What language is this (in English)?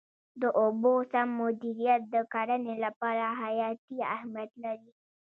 Pashto